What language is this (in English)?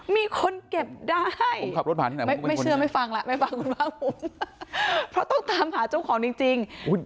Thai